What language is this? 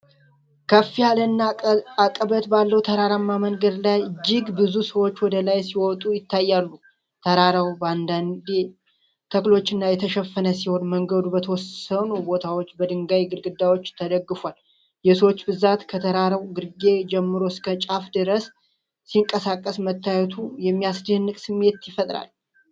Amharic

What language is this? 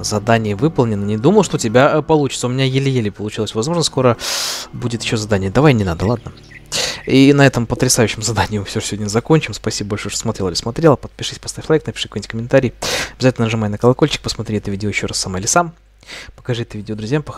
Russian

